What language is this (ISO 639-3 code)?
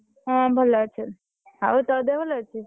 ori